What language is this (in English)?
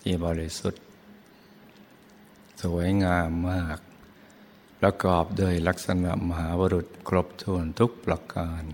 Thai